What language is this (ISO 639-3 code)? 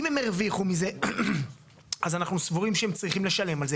heb